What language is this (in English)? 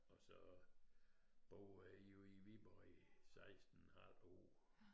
Danish